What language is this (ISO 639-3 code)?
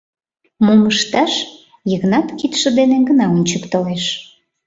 chm